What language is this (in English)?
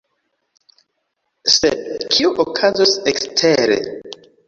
Esperanto